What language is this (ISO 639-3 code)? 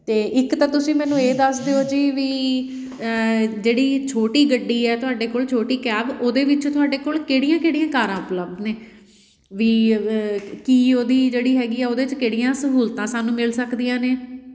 pan